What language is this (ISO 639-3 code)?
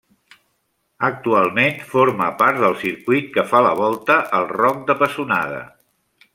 cat